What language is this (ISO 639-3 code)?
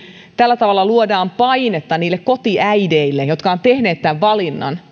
fin